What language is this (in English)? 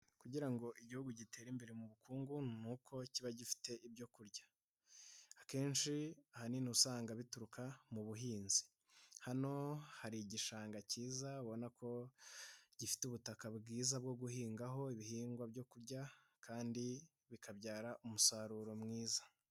Kinyarwanda